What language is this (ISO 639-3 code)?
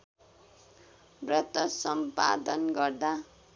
nep